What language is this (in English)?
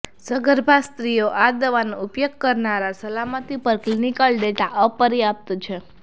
Gujarati